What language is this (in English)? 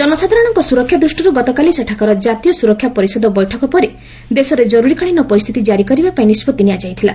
Odia